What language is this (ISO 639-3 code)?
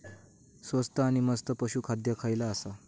mar